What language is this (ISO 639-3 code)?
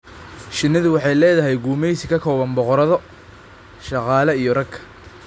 som